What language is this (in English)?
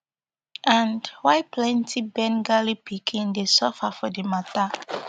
Nigerian Pidgin